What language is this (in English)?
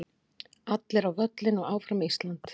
Icelandic